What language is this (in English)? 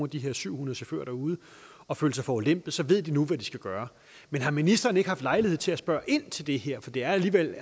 Danish